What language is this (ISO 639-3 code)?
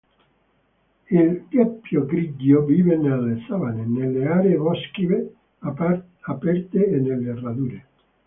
ita